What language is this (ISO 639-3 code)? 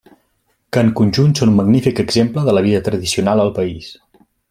cat